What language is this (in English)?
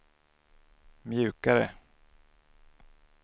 Swedish